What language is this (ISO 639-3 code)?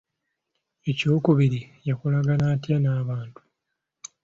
lug